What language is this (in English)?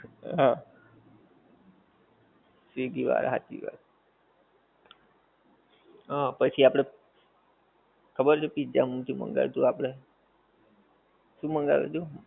Gujarati